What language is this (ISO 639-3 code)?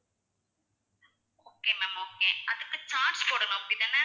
tam